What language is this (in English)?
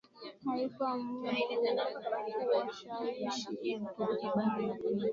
Swahili